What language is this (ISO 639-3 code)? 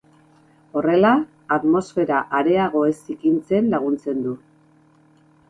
eus